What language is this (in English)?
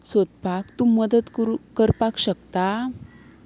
Konkani